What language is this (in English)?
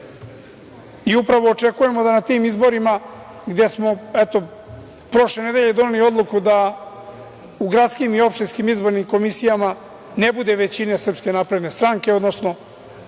Serbian